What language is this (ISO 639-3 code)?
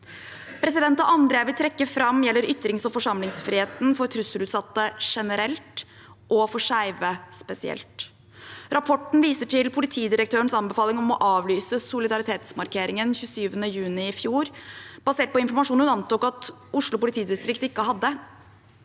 nor